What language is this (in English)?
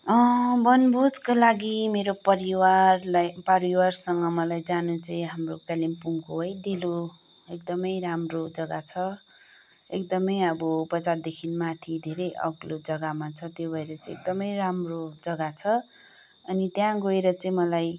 Nepali